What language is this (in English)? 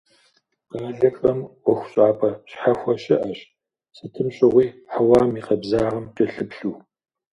Kabardian